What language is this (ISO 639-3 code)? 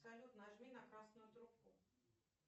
rus